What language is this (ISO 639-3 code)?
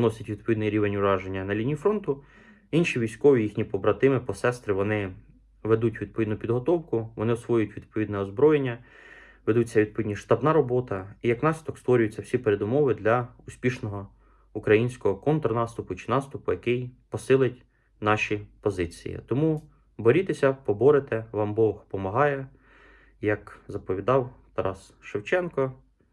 ukr